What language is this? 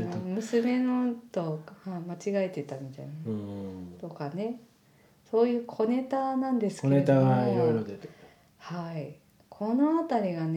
Japanese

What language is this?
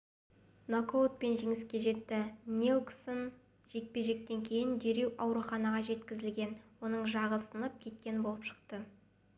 Kazakh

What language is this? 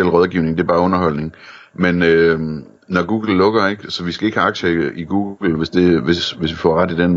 Danish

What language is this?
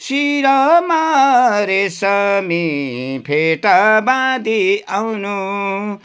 Nepali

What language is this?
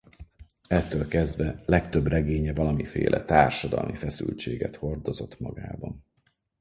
Hungarian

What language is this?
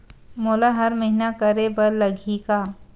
Chhattisgarhi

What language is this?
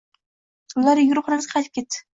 Uzbek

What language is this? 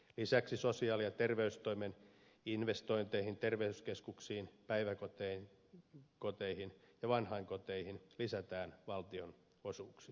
Finnish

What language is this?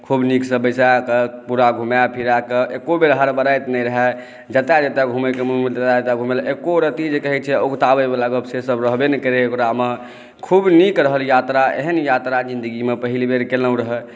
Maithili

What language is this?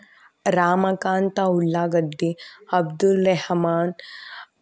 Kannada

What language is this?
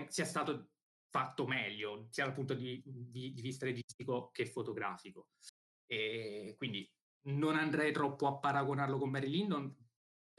Italian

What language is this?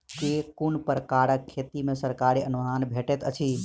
Maithili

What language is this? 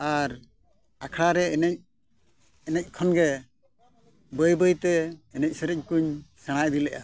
Santali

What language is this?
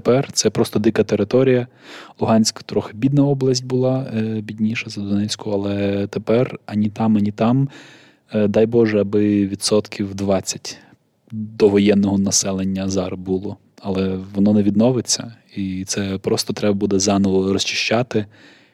Ukrainian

